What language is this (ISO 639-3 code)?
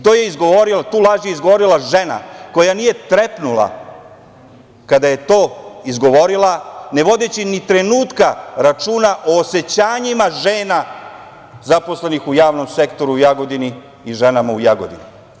srp